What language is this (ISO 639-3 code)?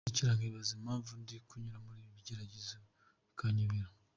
kin